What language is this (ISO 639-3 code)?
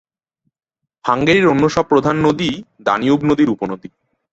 ben